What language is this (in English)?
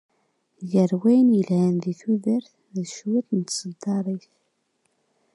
Kabyle